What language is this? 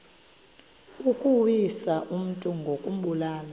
Xhosa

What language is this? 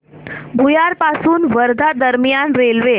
Marathi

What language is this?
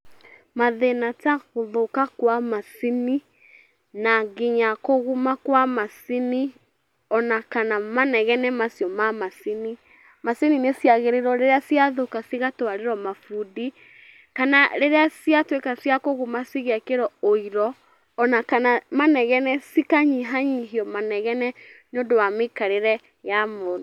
Kikuyu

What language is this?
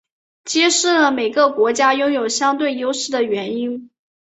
Chinese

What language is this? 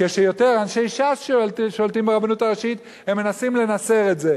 Hebrew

